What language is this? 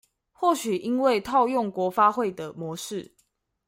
Chinese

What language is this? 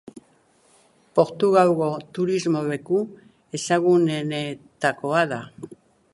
Basque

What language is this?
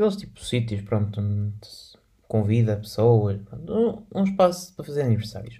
Portuguese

